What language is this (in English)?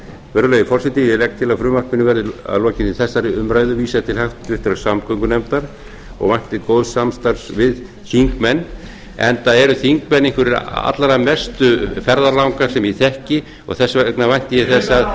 Icelandic